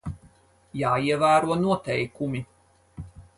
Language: Latvian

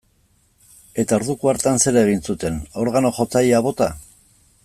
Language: Basque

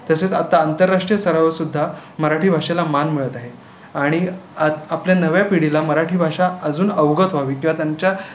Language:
Marathi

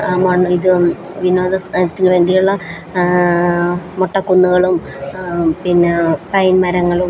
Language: Malayalam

